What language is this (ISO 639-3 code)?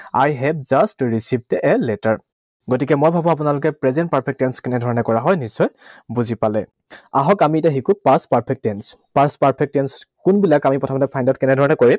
asm